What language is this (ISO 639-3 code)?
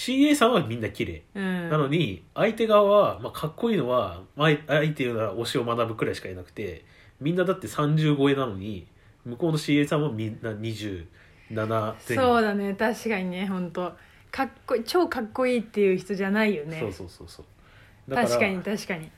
jpn